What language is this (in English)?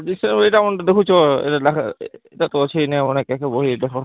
Odia